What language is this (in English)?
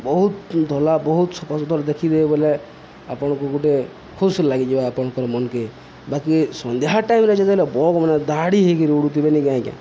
Odia